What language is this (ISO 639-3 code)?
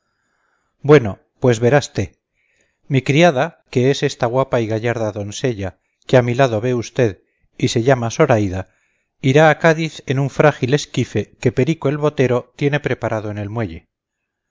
spa